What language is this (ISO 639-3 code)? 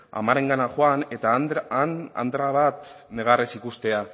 eus